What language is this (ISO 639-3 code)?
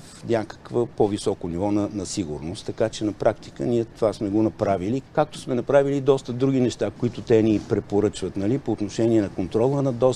bul